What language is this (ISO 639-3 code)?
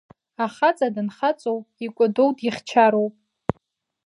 abk